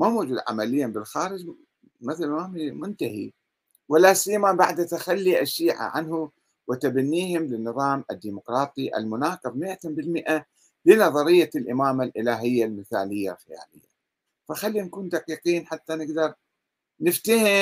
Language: Arabic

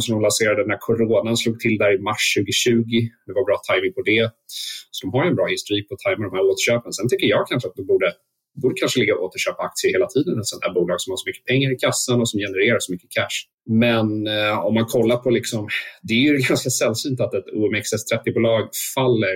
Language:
Swedish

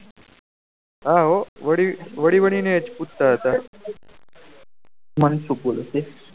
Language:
Gujarati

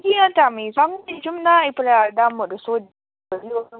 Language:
Nepali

